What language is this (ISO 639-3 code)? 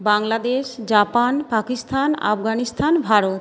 ben